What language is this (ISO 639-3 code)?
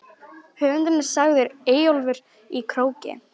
isl